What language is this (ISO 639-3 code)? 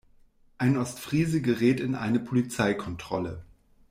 deu